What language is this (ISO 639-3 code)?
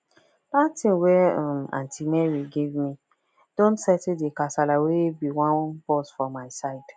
pcm